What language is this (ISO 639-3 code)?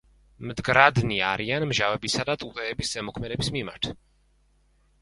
kat